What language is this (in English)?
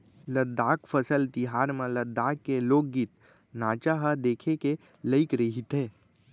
Chhattisgarhi